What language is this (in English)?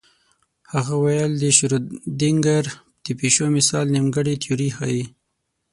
Pashto